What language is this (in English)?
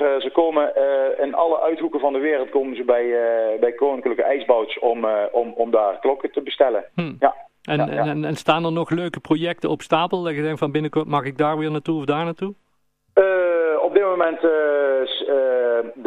Dutch